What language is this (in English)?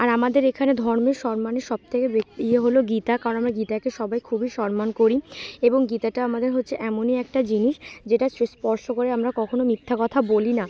Bangla